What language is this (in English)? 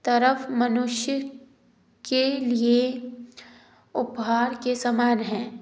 Hindi